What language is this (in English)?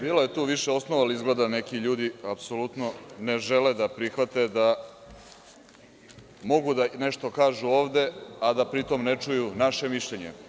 Serbian